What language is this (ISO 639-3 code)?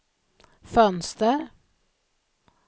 swe